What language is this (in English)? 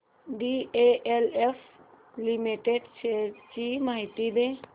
Marathi